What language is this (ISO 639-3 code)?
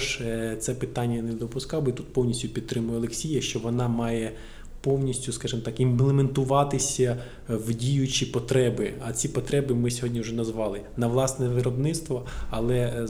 ukr